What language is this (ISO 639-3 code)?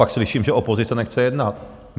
ces